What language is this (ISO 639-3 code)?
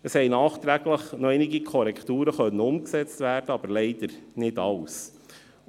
gsw